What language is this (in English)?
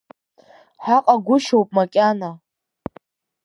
Abkhazian